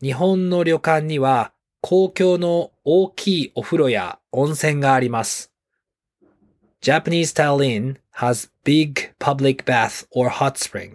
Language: Japanese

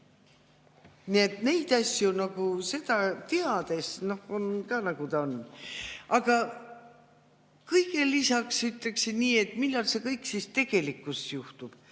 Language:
Estonian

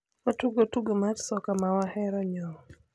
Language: Luo (Kenya and Tanzania)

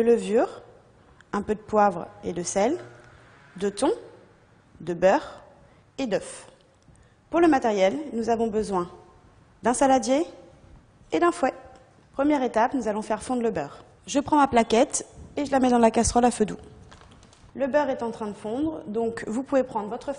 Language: French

